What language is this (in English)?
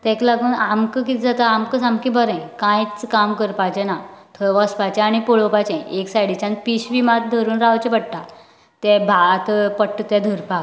Konkani